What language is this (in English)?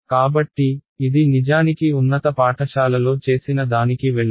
Telugu